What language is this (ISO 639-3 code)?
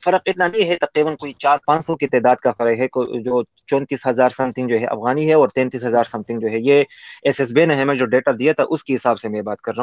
urd